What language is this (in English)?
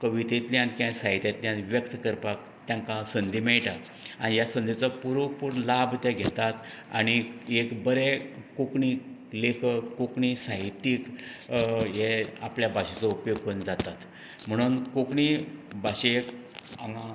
Konkani